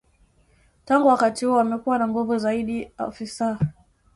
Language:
Swahili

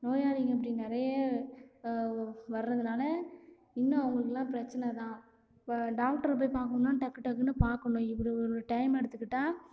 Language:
Tamil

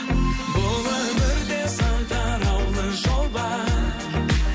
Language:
Kazakh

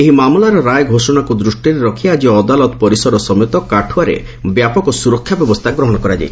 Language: Odia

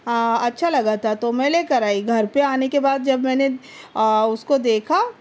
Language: Urdu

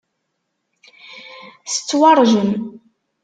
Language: Kabyle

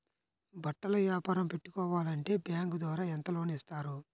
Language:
Telugu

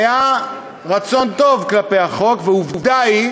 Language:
Hebrew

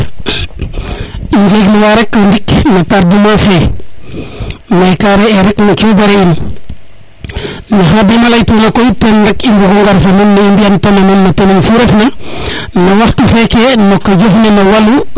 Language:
Serer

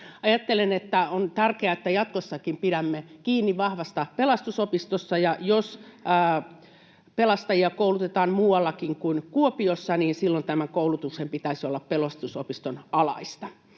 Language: Finnish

